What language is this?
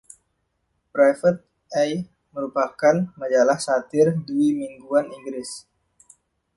Indonesian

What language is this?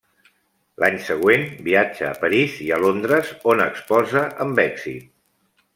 Catalan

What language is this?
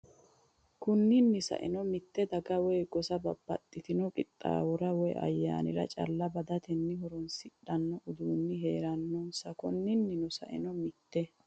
Sidamo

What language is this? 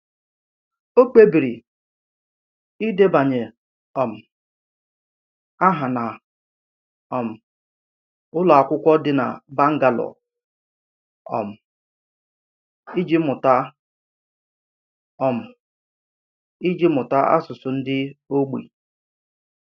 Igbo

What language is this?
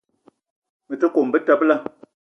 Eton (Cameroon)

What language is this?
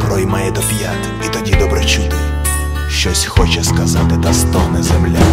Ukrainian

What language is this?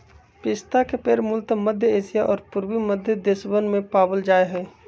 Magahi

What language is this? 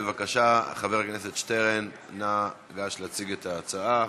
Hebrew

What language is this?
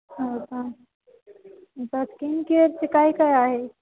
Marathi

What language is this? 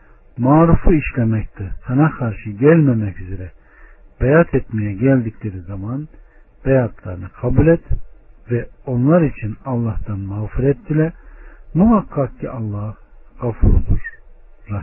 Turkish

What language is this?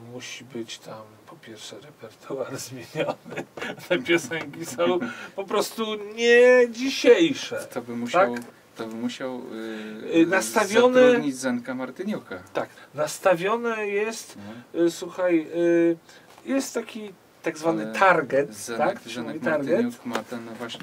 Polish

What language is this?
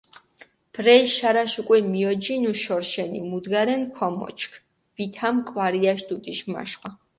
Mingrelian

